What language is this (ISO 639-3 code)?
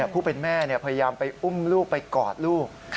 tha